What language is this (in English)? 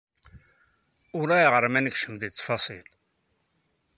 Kabyle